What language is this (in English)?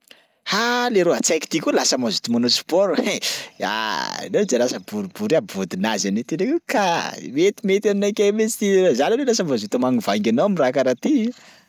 Sakalava Malagasy